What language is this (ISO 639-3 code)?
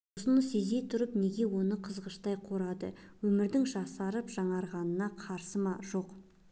kaz